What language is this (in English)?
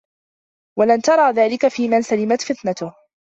Arabic